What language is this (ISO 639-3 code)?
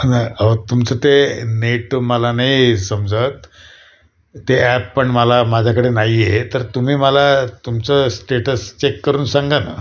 mar